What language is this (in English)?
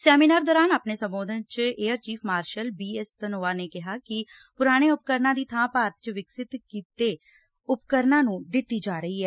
Punjabi